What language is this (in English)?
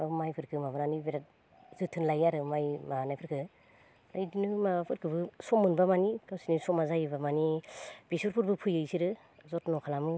Bodo